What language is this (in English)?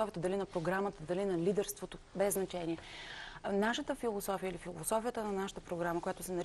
Bulgarian